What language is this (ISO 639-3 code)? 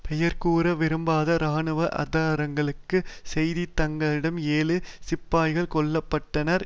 tam